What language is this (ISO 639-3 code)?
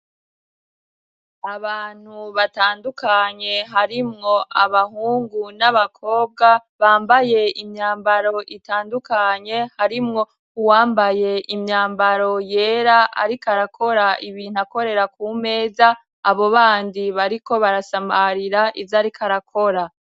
run